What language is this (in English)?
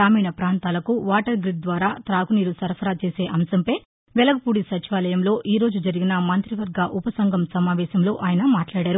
Telugu